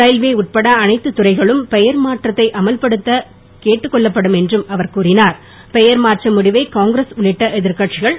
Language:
Tamil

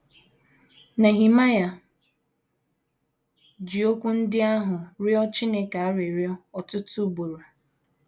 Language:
Igbo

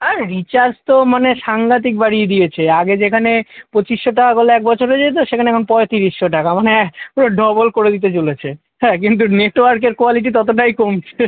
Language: Bangla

